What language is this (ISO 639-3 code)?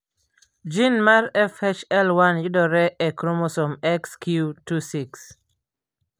luo